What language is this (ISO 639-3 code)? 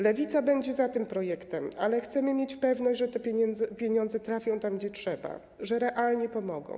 pol